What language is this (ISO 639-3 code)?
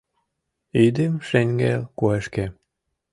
chm